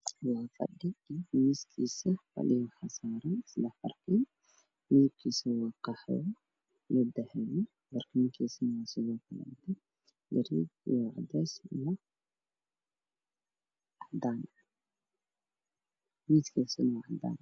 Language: Somali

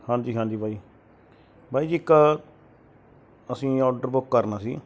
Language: Punjabi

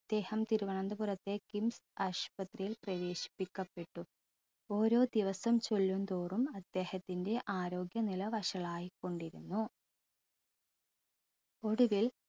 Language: Malayalam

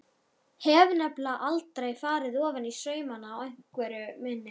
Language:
Icelandic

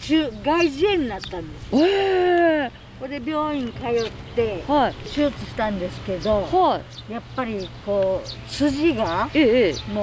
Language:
Japanese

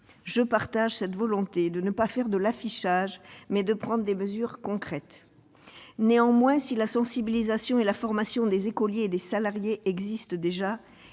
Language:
French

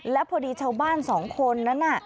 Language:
Thai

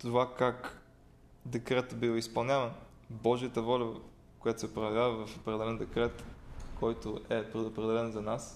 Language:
Bulgarian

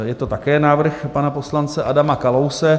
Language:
Czech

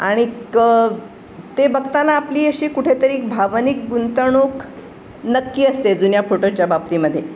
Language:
Marathi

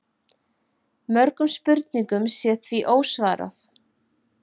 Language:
Icelandic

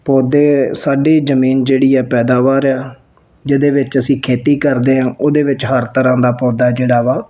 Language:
Punjabi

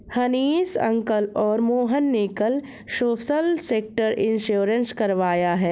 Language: Hindi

